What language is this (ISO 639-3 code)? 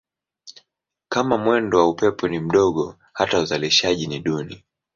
swa